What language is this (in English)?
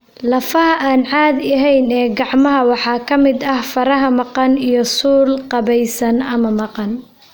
Somali